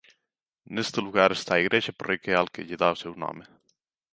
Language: Galician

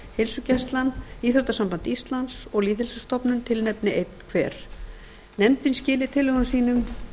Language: Icelandic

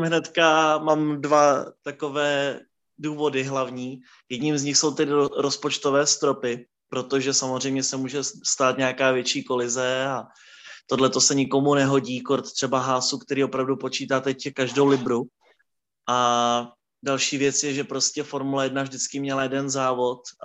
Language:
Czech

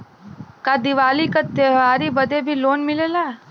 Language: Bhojpuri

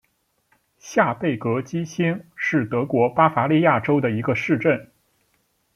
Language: Chinese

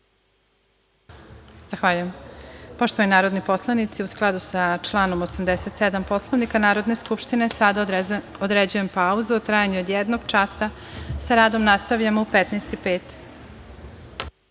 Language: Serbian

